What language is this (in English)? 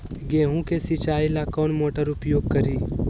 Magahi